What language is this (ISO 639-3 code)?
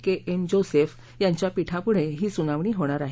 mar